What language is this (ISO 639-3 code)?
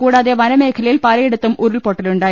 mal